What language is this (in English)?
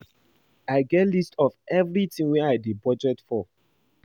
Nigerian Pidgin